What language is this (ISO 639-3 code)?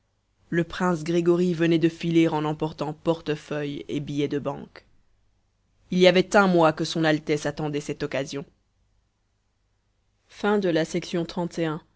fra